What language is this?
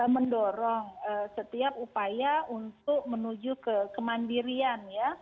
Indonesian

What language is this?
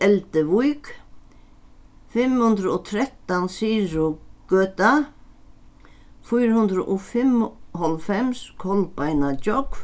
Faroese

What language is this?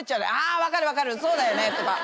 Japanese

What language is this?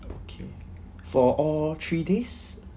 English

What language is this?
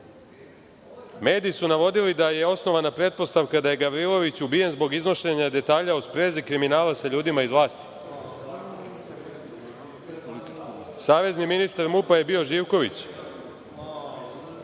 Serbian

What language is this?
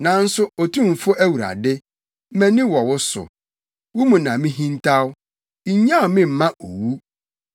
Akan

